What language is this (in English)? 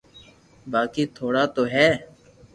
Loarki